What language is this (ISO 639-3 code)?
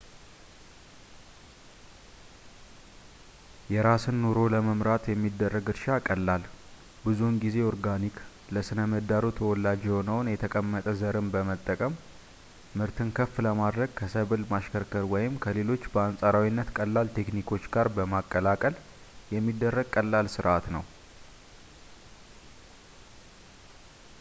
amh